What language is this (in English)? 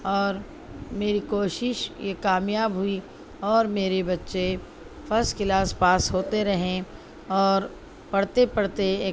Urdu